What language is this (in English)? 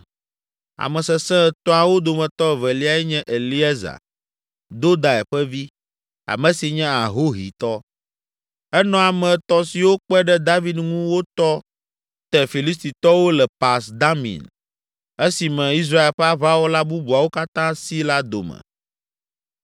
Ewe